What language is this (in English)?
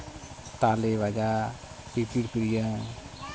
Santali